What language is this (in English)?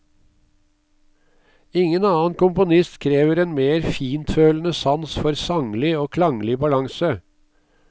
Norwegian